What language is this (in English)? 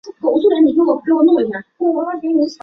Chinese